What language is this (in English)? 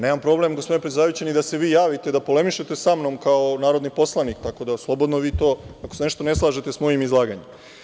Serbian